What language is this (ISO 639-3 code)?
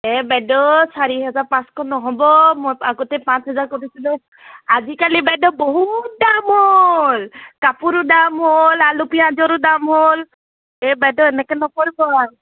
asm